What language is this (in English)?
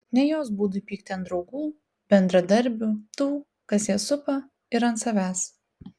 Lithuanian